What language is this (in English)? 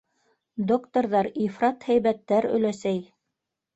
Bashkir